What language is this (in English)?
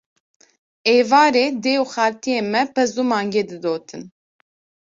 Kurdish